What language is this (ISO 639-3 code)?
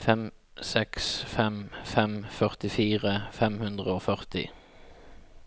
nor